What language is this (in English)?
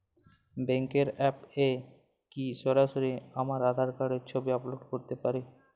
Bangla